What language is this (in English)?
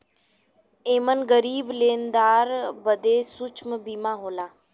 Bhojpuri